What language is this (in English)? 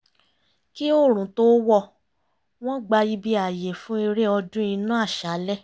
Yoruba